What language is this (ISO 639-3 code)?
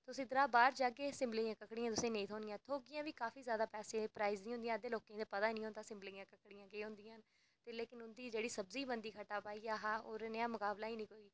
doi